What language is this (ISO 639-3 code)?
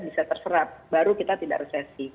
ind